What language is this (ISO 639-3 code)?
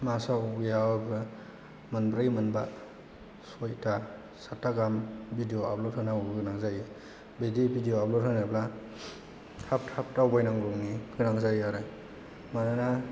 brx